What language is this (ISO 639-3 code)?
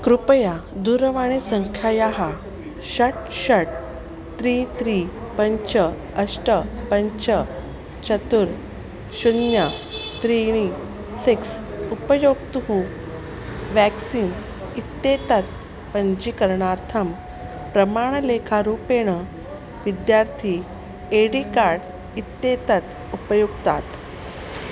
san